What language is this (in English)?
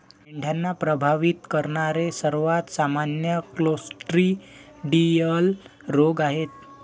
Marathi